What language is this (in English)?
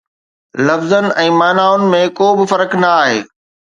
Sindhi